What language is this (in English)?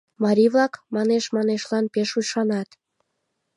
Mari